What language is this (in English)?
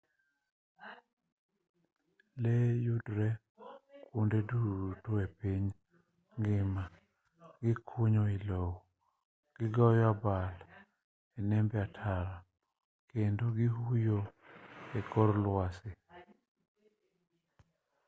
Luo (Kenya and Tanzania)